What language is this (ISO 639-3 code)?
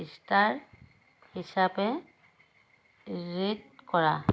asm